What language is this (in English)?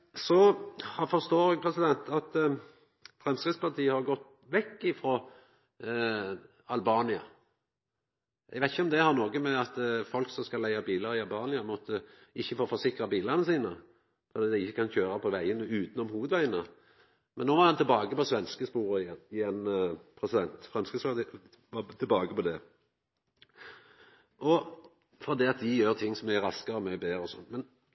Norwegian Nynorsk